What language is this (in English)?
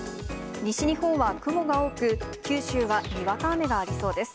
Japanese